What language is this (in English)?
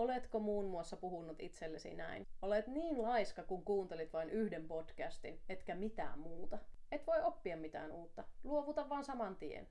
Finnish